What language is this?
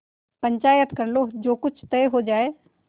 Hindi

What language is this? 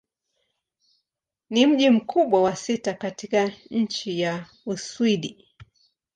Swahili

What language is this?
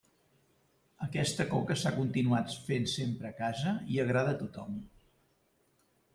Catalan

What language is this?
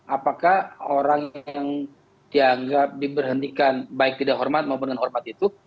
Indonesian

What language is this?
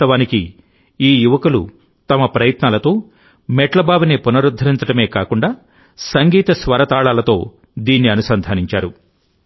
Telugu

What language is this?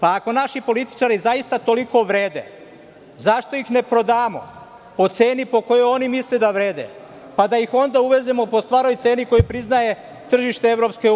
Serbian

